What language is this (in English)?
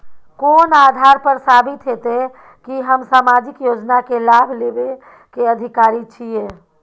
Maithili